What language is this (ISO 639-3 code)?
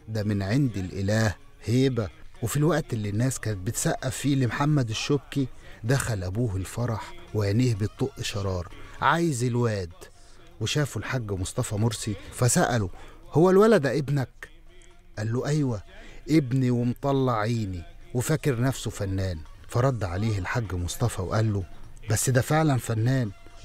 ara